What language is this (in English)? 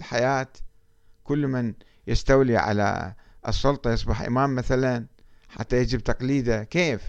Arabic